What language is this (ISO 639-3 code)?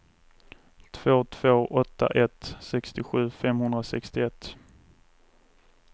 swe